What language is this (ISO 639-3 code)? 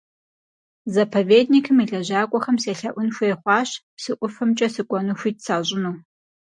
kbd